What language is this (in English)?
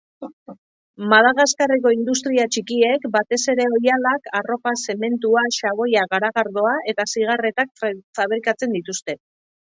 Basque